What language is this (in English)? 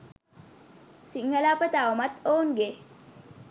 Sinhala